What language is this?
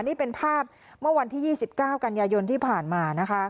Thai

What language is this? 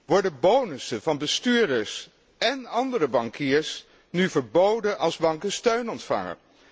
Dutch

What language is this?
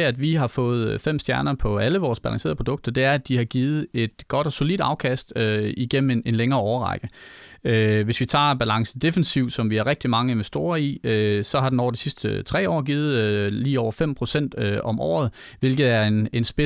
Danish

